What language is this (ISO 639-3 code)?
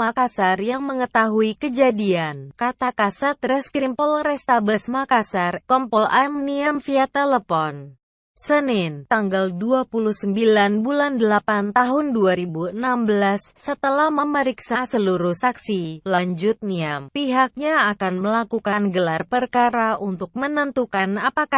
ind